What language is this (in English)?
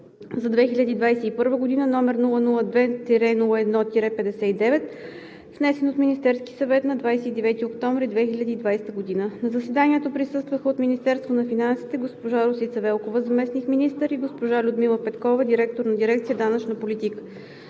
Bulgarian